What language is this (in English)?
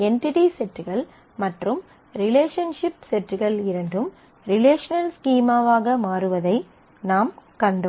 Tamil